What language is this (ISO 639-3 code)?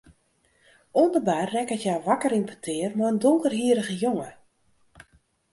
fry